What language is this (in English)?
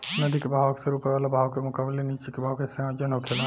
Bhojpuri